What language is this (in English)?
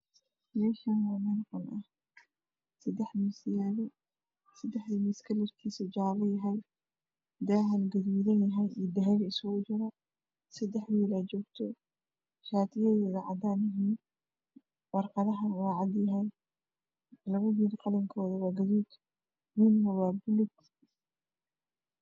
Somali